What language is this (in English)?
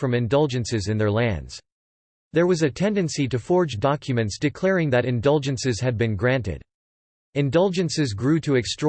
English